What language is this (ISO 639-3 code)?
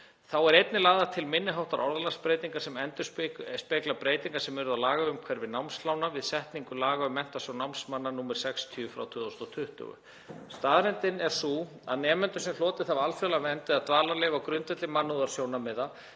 isl